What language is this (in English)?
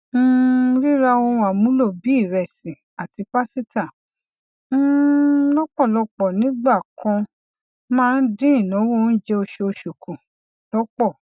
Yoruba